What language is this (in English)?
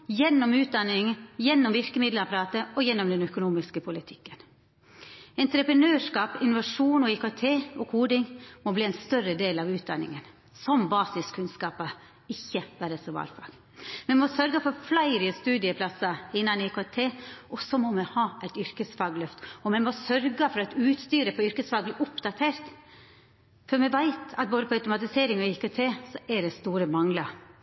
Norwegian Nynorsk